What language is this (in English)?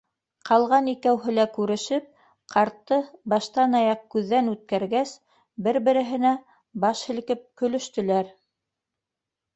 Bashkir